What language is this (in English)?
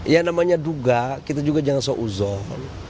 Indonesian